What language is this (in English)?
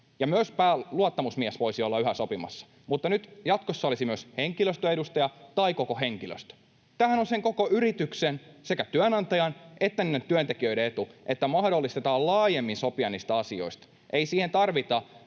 Finnish